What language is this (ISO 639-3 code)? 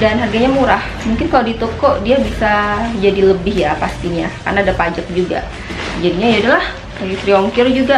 ind